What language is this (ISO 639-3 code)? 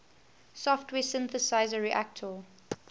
eng